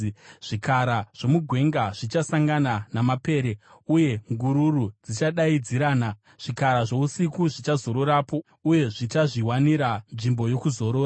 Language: Shona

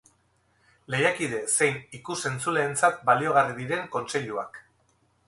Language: Basque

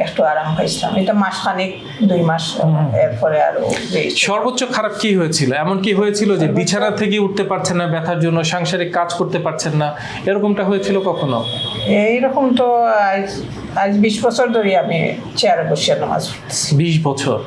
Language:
English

